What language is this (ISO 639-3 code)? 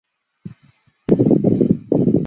zho